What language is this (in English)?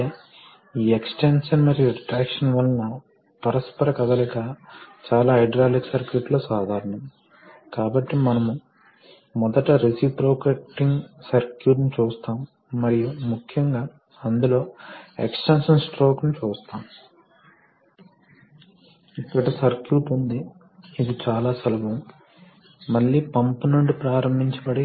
Telugu